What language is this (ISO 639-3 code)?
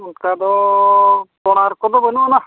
sat